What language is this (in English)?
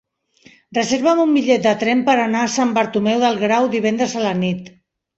Catalan